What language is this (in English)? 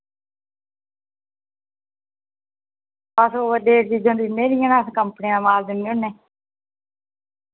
Dogri